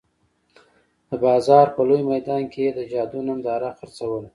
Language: Pashto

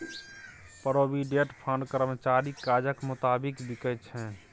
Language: Maithili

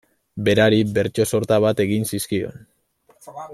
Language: Basque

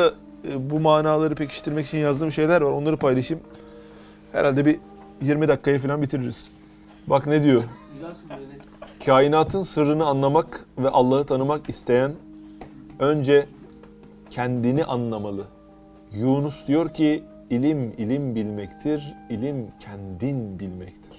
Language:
Turkish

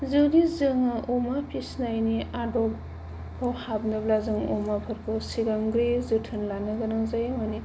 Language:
Bodo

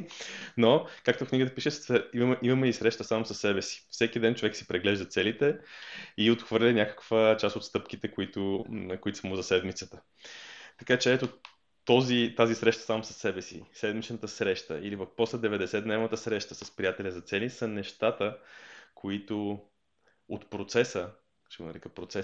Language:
Bulgarian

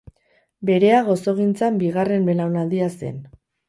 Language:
Basque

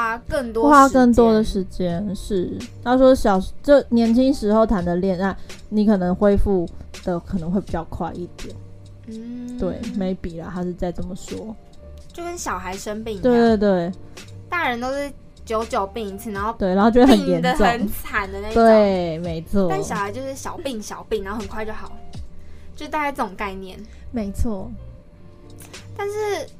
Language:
Chinese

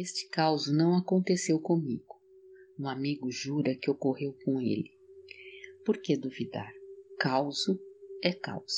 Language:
Portuguese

